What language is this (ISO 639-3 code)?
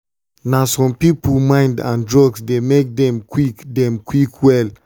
pcm